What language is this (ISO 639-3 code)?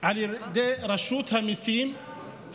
heb